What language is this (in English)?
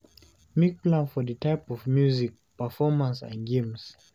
Nigerian Pidgin